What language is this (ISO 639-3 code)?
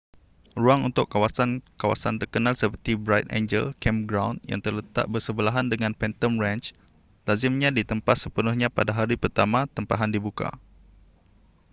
msa